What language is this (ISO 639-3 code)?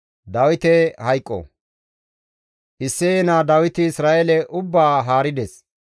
gmv